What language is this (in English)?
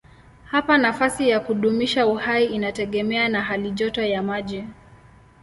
Swahili